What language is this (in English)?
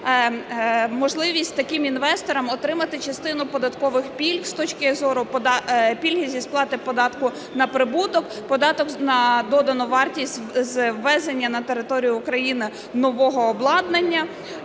Ukrainian